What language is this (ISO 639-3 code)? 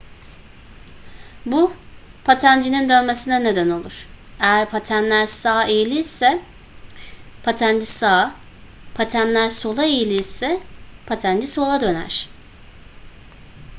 tur